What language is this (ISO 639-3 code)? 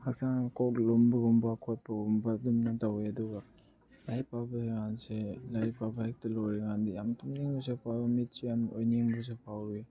mni